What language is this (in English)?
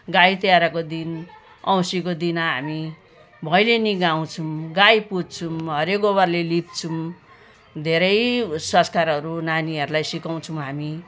Nepali